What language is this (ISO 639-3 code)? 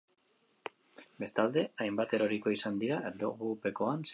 eus